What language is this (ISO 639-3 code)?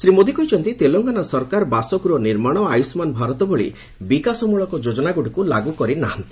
ori